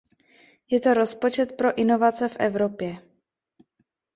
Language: Czech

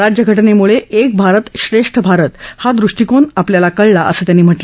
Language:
Marathi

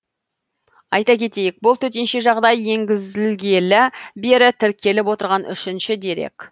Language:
Kazakh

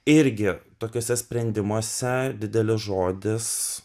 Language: Lithuanian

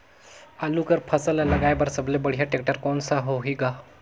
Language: Chhattisgarhi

